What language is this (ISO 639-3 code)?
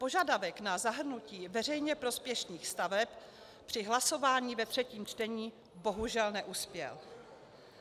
ces